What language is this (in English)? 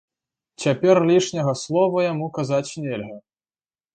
Belarusian